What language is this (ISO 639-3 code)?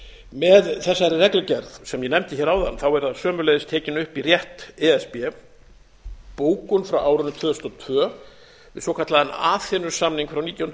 isl